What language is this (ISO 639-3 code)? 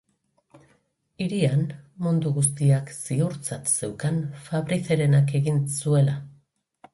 eus